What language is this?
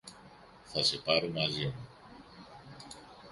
Greek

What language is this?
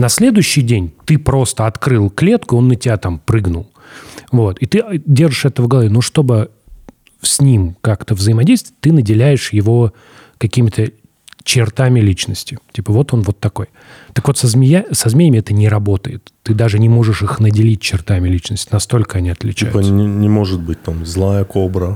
Russian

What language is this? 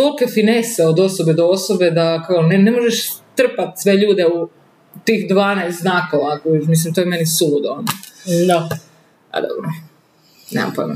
Croatian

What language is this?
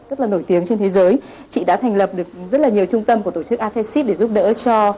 Vietnamese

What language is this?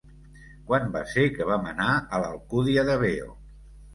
Catalan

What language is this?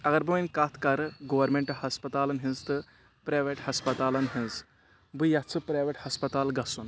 Kashmiri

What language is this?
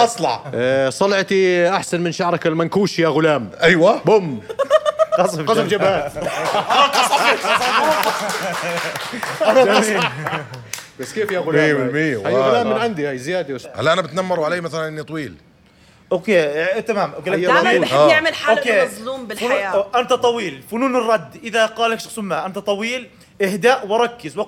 Arabic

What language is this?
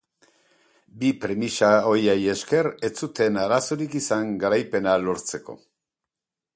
Basque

